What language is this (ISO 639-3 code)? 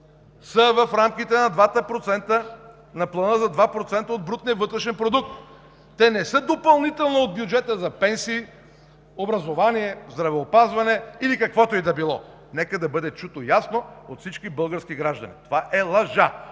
bul